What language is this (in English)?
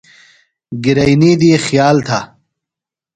Phalura